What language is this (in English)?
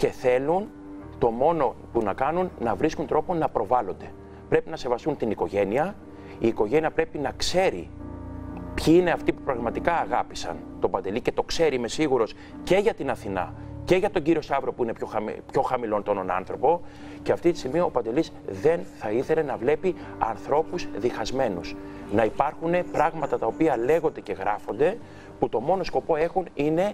Greek